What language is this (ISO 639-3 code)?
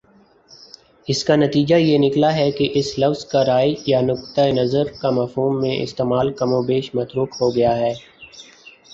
urd